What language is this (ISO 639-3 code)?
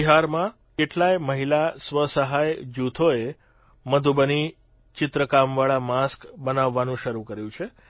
guj